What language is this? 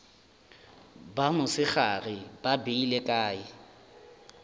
Northern Sotho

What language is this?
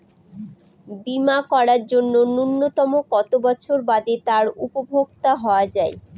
Bangla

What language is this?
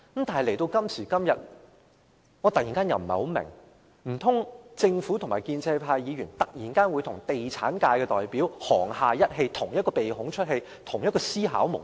Cantonese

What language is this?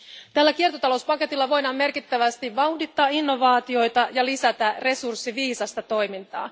Finnish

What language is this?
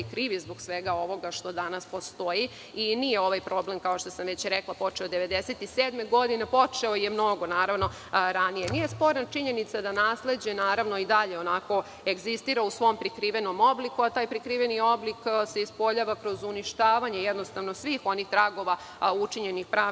Serbian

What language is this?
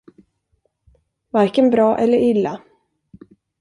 Swedish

